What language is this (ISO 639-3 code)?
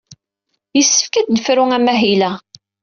kab